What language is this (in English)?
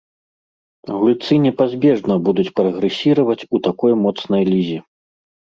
Belarusian